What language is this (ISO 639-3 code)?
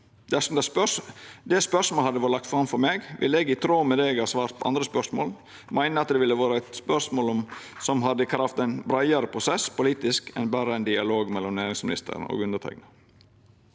nor